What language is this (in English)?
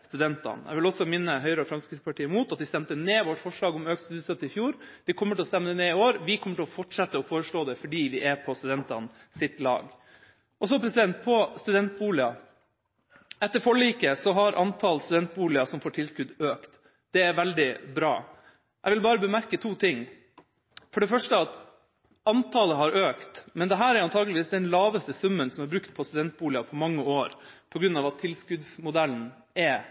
Norwegian Bokmål